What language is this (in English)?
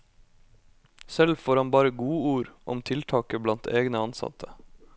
Norwegian